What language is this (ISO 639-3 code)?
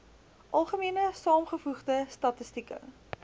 afr